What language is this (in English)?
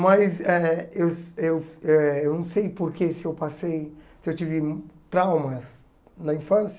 Portuguese